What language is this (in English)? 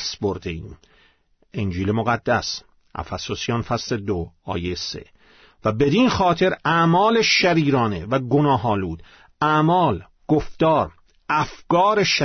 Persian